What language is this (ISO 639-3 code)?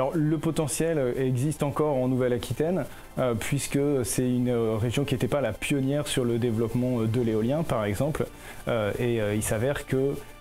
fra